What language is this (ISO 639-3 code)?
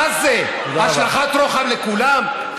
heb